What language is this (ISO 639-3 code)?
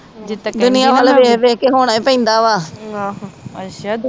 pan